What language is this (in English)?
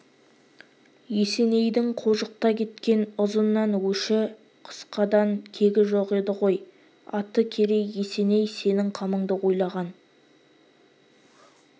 Kazakh